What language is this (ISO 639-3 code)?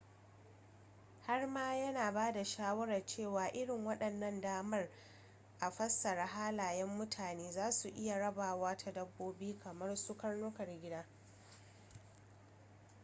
hau